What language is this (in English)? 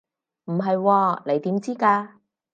Cantonese